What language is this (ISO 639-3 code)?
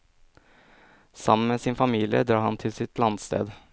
nor